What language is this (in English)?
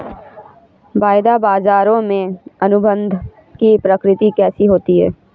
Hindi